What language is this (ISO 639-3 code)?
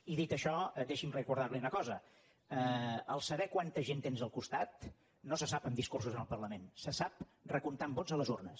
cat